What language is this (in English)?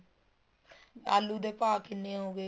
Punjabi